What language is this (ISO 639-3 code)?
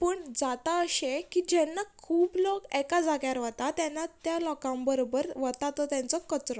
kok